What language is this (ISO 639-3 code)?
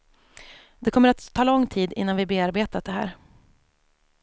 swe